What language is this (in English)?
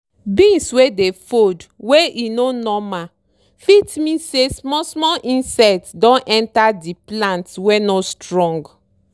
Nigerian Pidgin